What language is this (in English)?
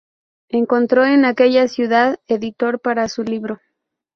Spanish